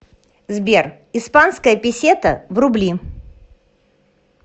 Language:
Russian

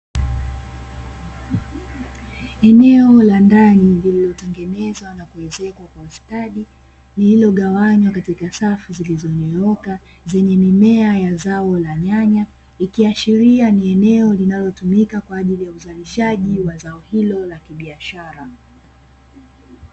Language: Swahili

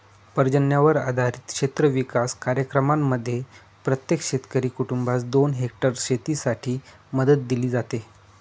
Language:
Marathi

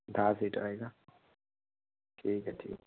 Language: Marathi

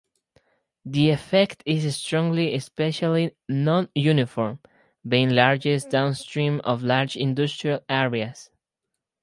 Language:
English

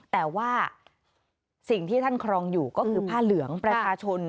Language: Thai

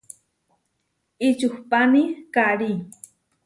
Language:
Huarijio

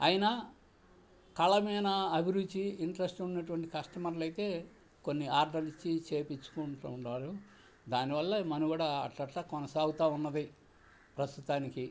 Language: Telugu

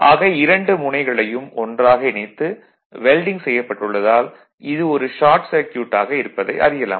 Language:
Tamil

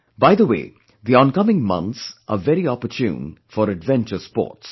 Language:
English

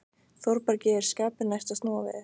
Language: Icelandic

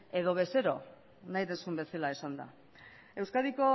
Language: Basque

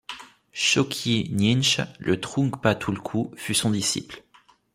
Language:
French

